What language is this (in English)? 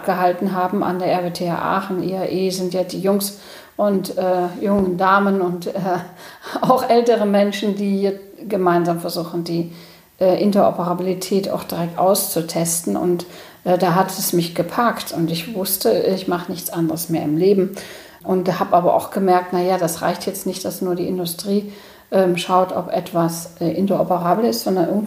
German